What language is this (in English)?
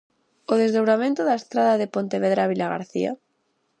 Galician